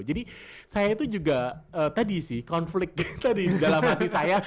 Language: Indonesian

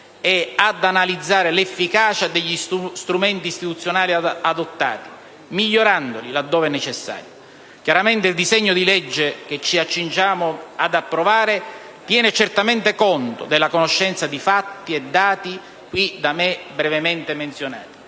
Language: Italian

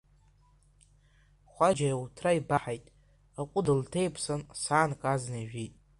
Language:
Abkhazian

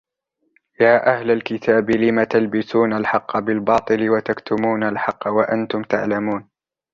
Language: Arabic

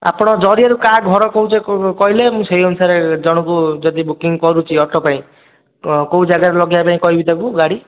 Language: Odia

